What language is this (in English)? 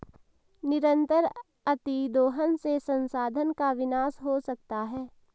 Hindi